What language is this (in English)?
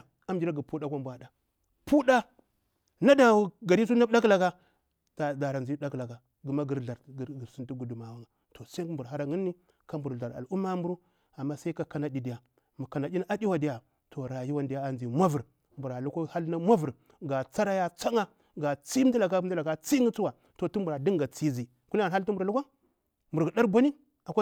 Bura-Pabir